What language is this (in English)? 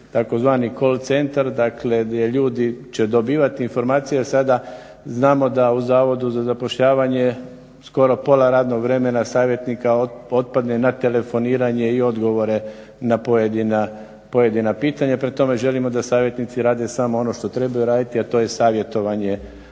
Croatian